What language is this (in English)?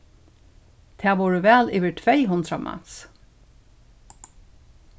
Faroese